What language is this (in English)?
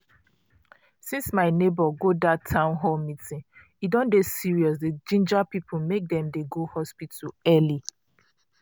Nigerian Pidgin